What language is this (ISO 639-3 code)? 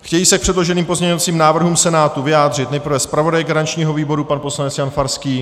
ces